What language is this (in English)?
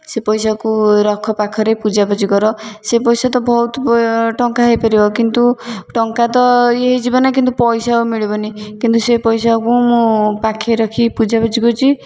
Odia